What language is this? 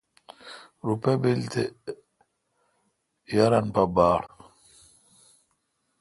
Kalkoti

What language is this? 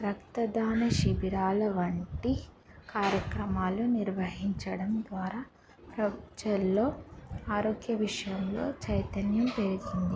Telugu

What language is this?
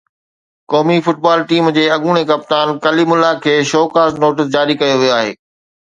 Sindhi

